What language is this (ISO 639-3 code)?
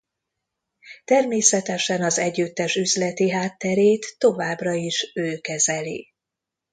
hun